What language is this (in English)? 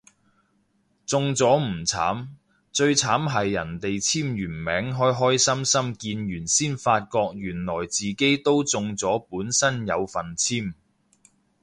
Cantonese